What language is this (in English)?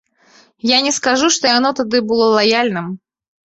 Belarusian